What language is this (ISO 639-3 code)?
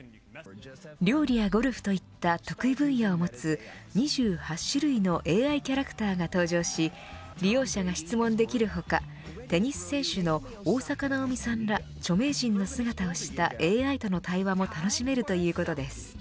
jpn